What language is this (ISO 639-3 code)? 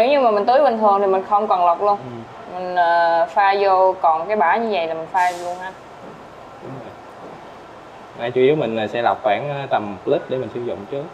vie